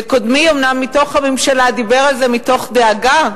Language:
Hebrew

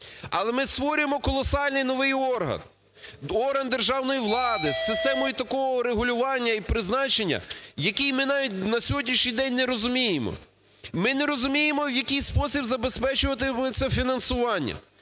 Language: Ukrainian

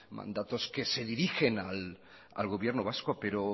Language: Spanish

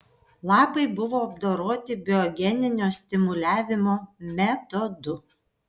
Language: Lithuanian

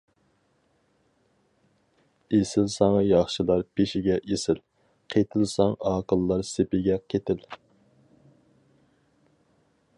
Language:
Uyghur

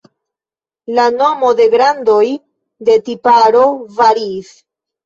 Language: Esperanto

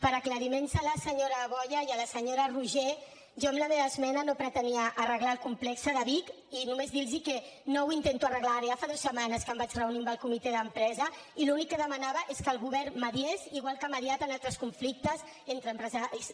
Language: Catalan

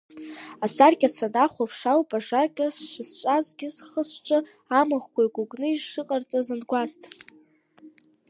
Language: Abkhazian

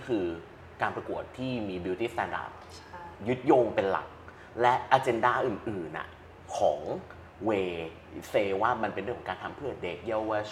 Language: Thai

